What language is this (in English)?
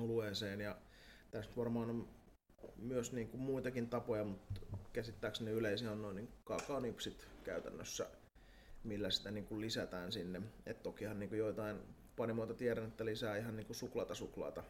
Finnish